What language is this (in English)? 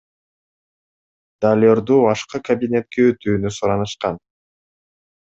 Kyrgyz